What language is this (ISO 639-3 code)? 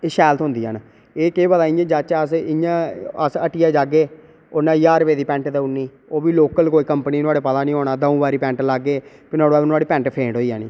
doi